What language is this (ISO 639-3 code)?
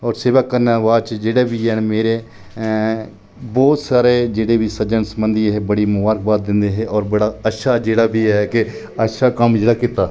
doi